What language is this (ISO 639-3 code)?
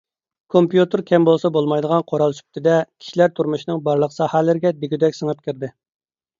uig